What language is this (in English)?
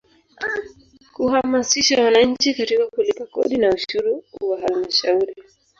Swahili